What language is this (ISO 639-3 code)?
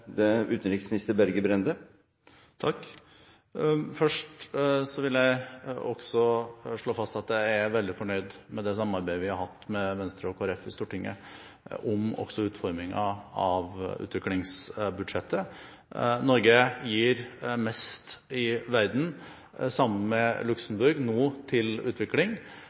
nob